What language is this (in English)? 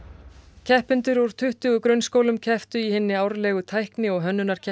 Icelandic